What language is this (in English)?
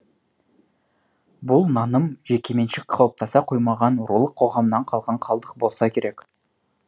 Kazakh